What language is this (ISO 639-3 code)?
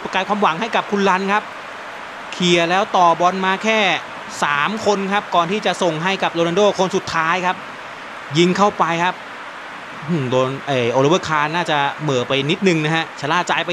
tha